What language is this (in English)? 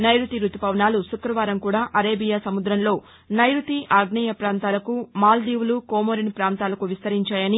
Telugu